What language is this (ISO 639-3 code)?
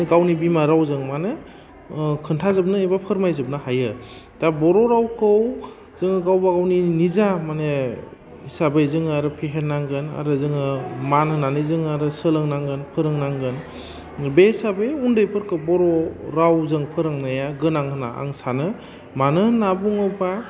brx